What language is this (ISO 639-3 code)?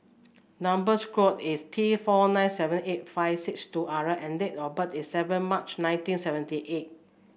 eng